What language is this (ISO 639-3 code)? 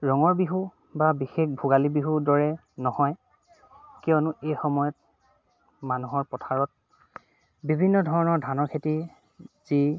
asm